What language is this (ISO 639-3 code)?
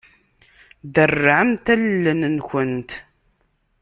kab